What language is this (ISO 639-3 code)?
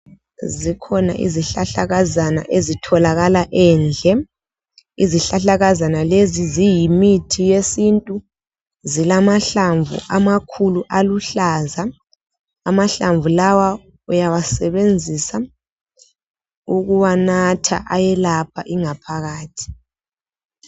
nde